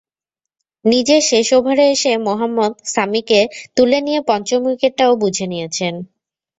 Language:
Bangla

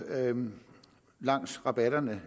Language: Danish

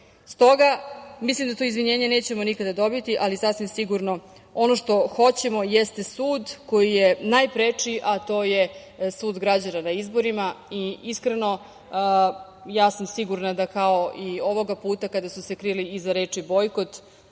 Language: Serbian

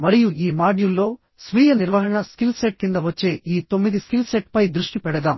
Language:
Telugu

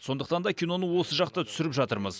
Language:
Kazakh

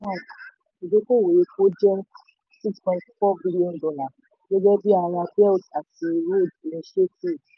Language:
Yoruba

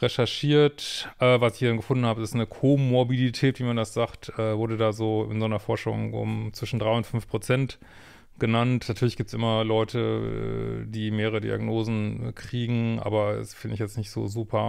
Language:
German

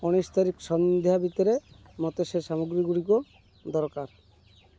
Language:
Odia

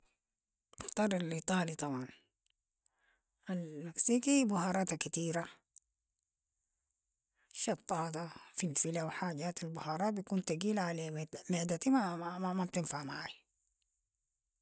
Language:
Sudanese Arabic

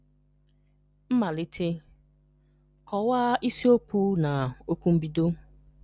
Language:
Igbo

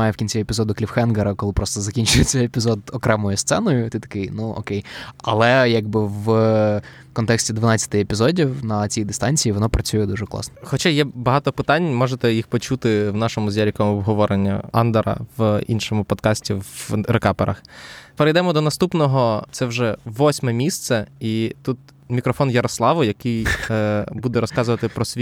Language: Ukrainian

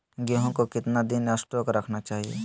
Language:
Magahi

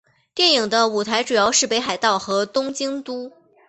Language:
Chinese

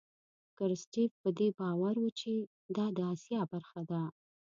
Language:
Pashto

